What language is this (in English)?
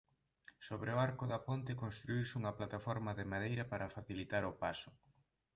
Galician